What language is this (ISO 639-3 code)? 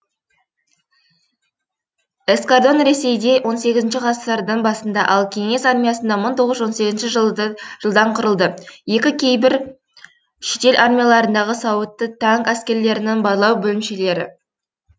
kaz